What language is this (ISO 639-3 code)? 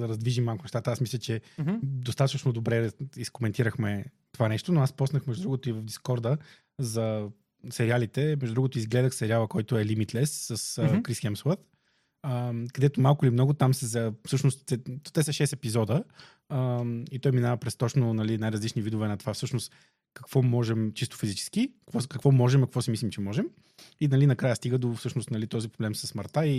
bul